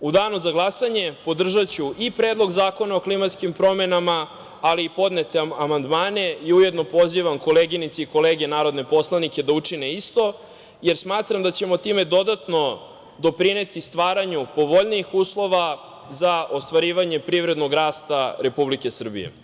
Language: Serbian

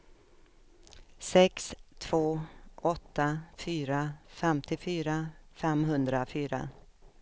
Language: Swedish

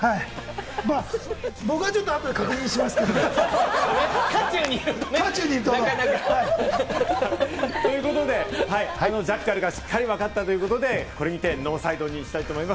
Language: Japanese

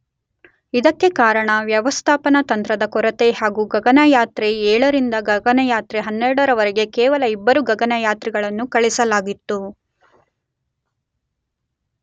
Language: Kannada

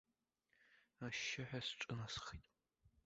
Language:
Abkhazian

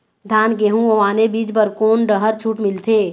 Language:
Chhattisgarhi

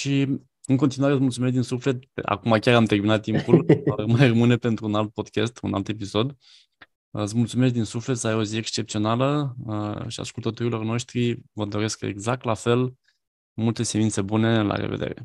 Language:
Romanian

